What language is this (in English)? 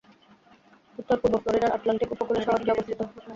Bangla